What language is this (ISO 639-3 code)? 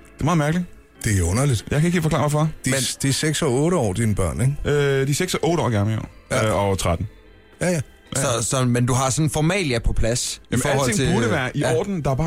dan